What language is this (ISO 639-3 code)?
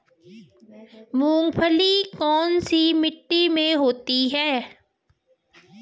hin